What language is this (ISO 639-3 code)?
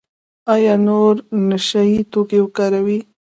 pus